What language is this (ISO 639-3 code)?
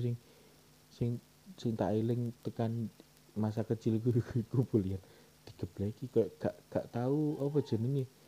ind